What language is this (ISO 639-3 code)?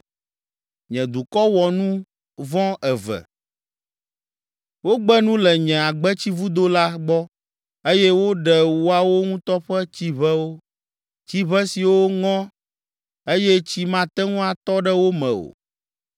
ewe